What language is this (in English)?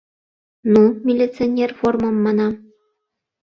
Mari